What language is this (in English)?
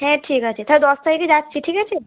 Bangla